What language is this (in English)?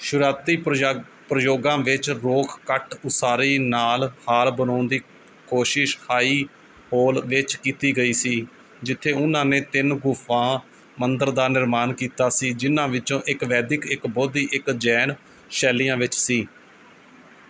Punjabi